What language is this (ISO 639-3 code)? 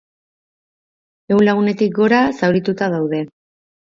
eus